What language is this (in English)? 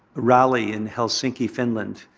English